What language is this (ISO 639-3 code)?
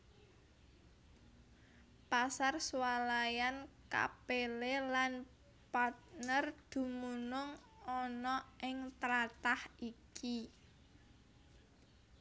jav